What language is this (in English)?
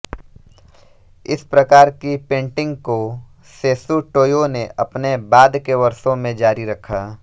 Hindi